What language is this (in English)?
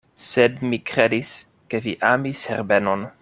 Esperanto